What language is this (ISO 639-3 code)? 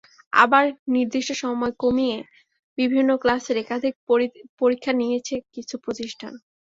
ben